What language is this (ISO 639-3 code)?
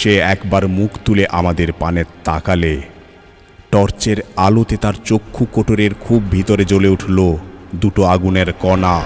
ben